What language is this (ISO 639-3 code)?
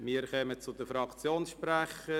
gsw